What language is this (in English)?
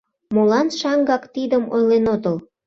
Mari